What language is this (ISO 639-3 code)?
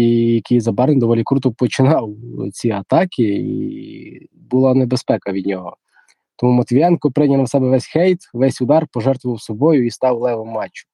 ukr